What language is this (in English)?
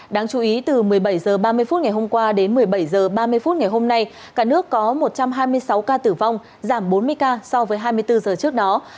Vietnamese